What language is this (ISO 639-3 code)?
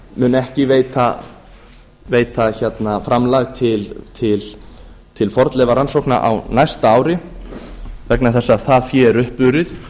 isl